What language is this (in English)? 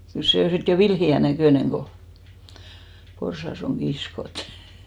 Finnish